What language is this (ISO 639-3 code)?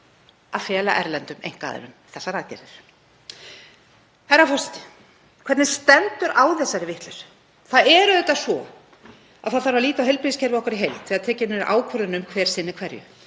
isl